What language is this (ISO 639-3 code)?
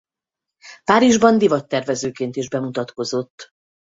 hun